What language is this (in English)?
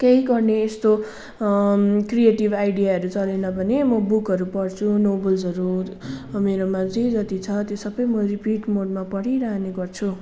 Nepali